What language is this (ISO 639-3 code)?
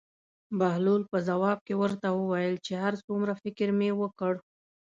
pus